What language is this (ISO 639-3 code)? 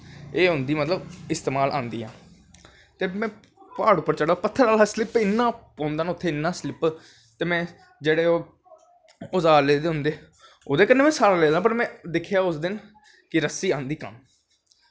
doi